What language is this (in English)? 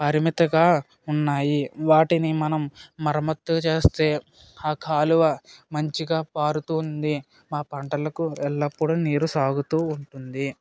Telugu